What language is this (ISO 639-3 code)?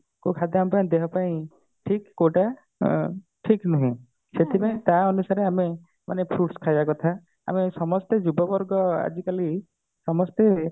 ori